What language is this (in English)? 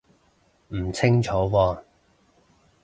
Cantonese